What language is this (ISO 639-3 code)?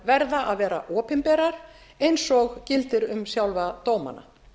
isl